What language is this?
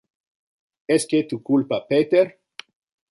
Interlingua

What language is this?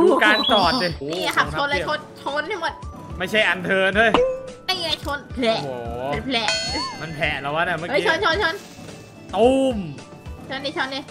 Thai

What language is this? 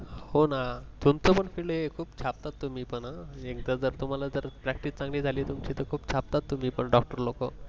Marathi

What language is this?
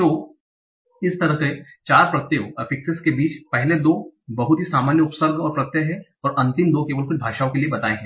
Hindi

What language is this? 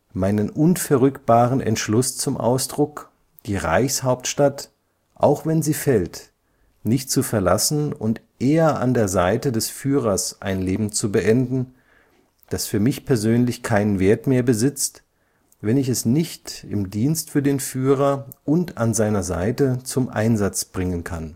German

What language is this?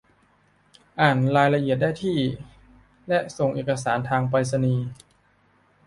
Thai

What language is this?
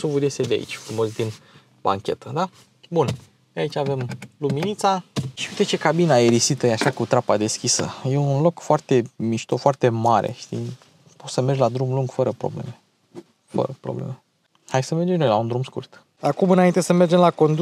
Romanian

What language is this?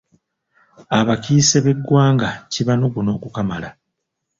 Ganda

